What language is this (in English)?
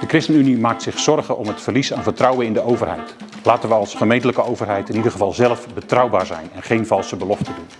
Dutch